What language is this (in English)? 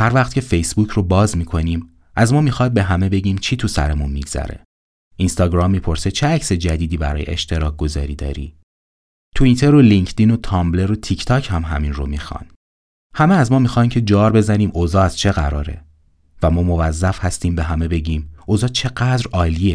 Persian